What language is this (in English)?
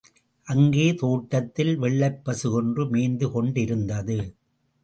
Tamil